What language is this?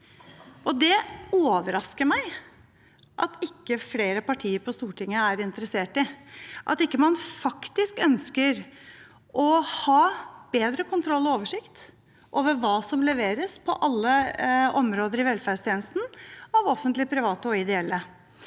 Norwegian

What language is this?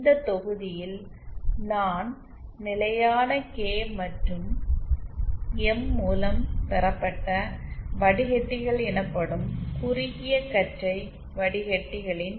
Tamil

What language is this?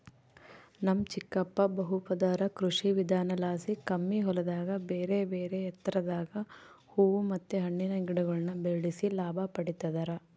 Kannada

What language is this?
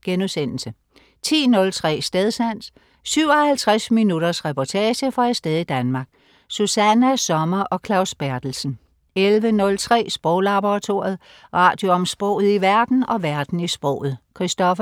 Danish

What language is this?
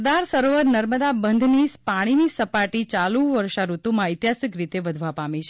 Gujarati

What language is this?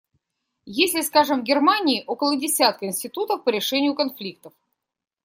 Russian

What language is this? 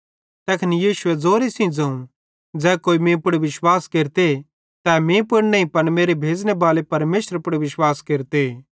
Bhadrawahi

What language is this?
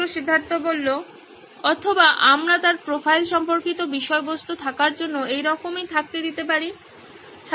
Bangla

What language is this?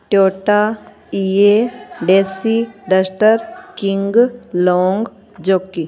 Punjabi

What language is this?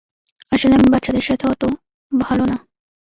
Bangla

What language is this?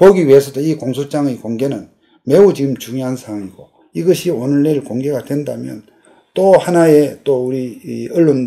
Korean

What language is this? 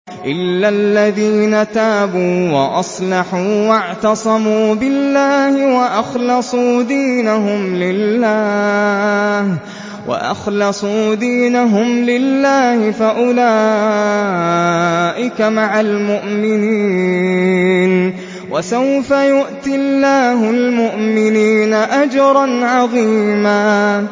Arabic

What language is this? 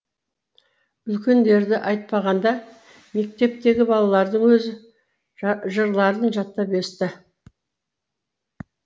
Kazakh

